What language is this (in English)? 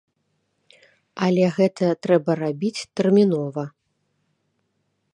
Belarusian